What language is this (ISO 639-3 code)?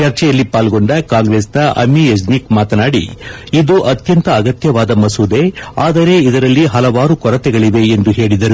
kan